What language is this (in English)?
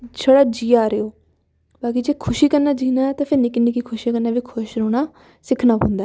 Dogri